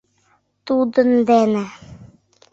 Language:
Mari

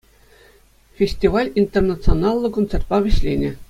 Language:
Chuvash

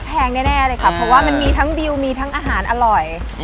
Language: Thai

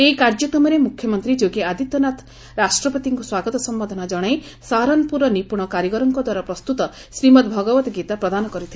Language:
Odia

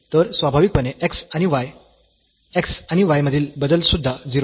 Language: Marathi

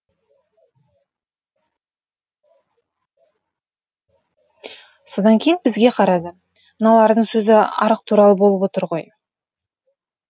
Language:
Kazakh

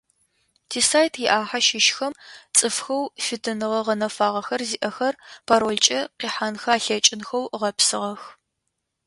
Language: Adyghe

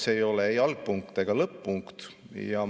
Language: Estonian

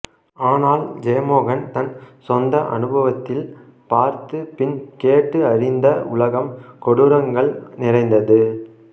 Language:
Tamil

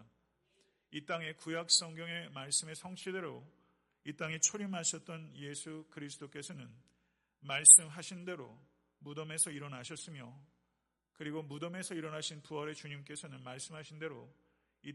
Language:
Korean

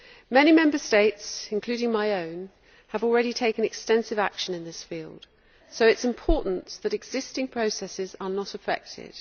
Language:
English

